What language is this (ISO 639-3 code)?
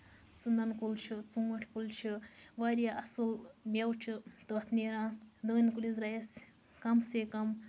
kas